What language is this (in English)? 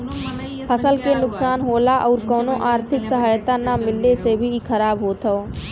Bhojpuri